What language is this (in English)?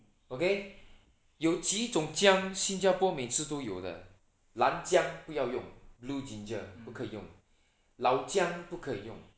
English